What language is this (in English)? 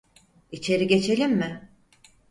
Turkish